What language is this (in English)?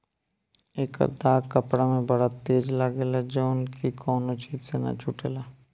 Bhojpuri